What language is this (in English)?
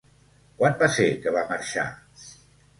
Catalan